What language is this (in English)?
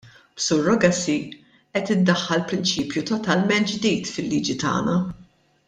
Maltese